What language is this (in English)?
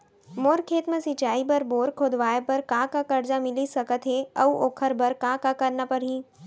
Chhattisgarhi